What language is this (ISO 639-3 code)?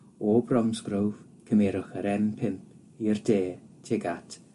cym